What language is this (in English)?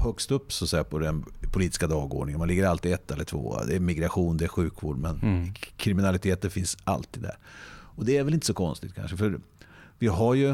Swedish